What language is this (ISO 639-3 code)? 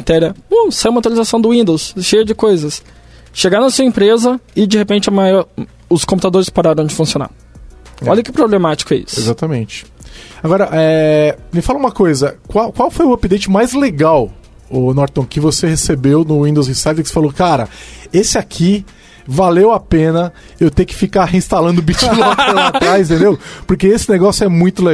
por